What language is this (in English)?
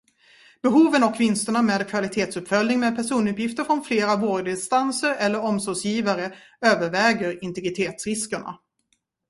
Swedish